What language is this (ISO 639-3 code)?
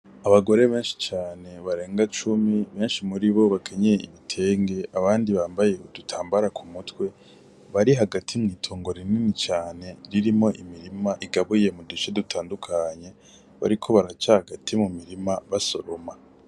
run